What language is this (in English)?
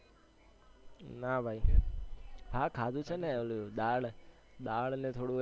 Gujarati